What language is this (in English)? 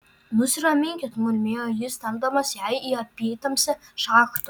Lithuanian